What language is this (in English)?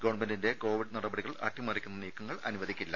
Malayalam